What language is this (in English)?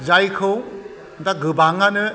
Bodo